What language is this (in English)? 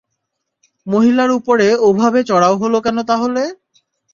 Bangla